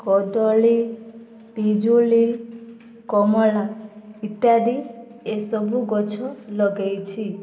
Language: Odia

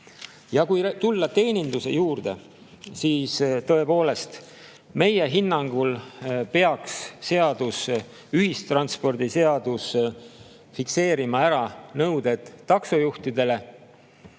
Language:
Estonian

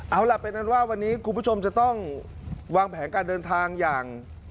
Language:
Thai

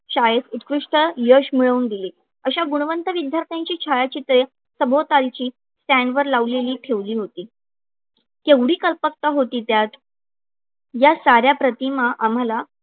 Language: Marathi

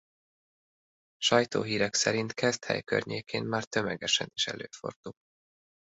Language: Hungarian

